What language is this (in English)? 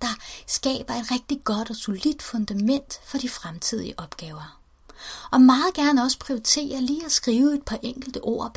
Danish